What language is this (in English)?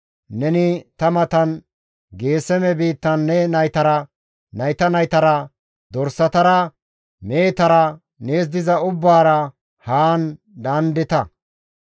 Gamo